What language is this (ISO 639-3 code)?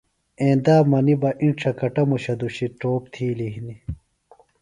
phl